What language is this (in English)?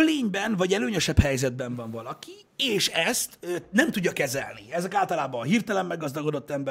Hungarian